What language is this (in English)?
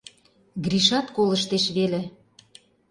Mari